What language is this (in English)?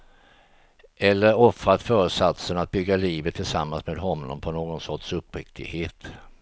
Swedish